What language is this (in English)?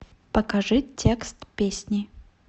Russian